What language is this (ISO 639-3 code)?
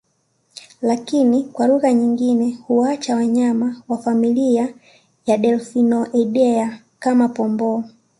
swa